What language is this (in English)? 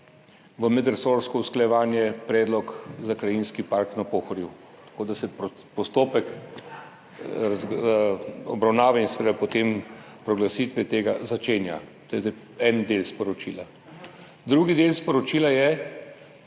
Slovenian